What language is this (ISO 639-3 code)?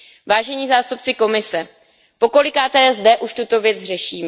ces